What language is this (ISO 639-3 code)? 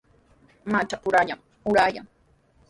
qws